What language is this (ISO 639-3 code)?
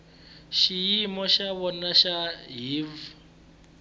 tso